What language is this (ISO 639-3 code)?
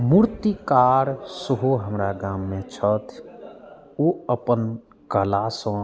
mai